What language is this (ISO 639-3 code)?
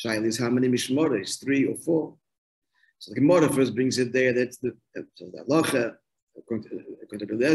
eng